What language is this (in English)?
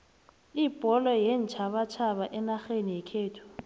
South Ndebele